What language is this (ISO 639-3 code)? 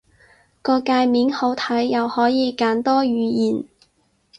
yue